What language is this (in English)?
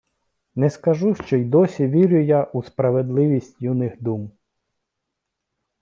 Ukrainian